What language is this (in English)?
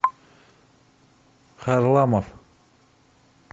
Russian